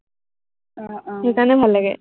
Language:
Assamese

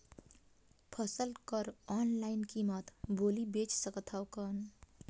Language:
Chhattisgarhi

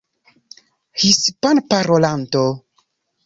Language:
Esperanto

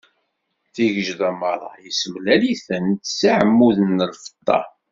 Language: Kabyle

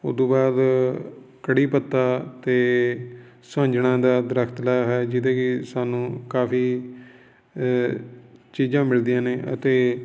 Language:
Punjabi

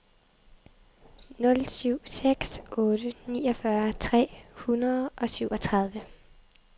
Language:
Danish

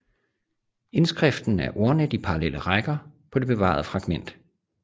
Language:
Danish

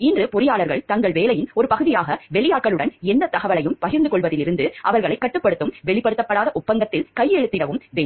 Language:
Tamil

